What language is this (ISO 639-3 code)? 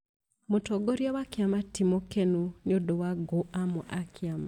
kik